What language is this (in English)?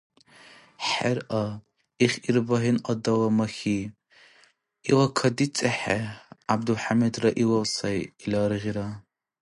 Dargwa